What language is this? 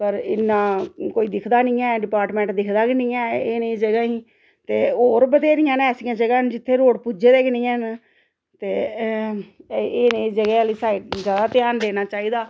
Dogri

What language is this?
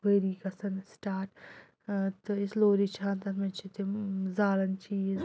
Kashmiri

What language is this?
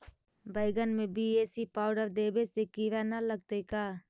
Magahi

